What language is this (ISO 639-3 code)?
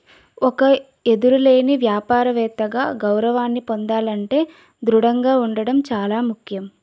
tel